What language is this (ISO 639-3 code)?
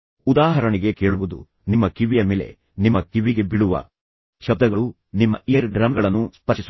kan